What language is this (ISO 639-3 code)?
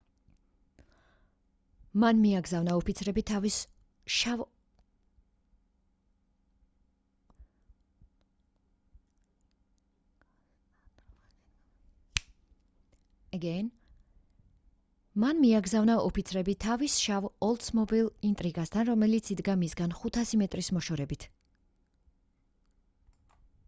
kat